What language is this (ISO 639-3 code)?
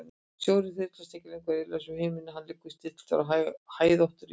isl